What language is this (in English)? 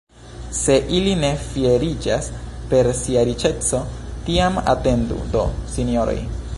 Esperanto